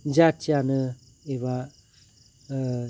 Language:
Bodo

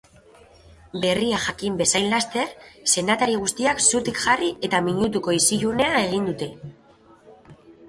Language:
Basque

